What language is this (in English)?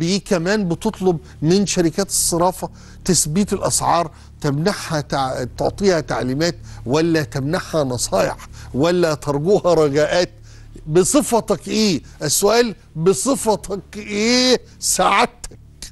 Arabic